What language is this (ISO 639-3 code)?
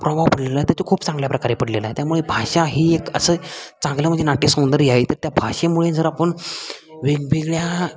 mar